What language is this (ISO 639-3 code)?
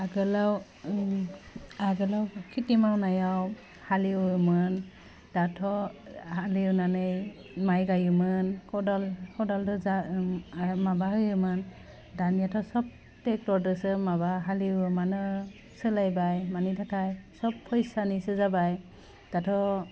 brx